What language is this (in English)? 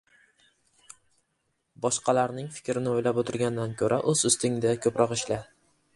Uzbek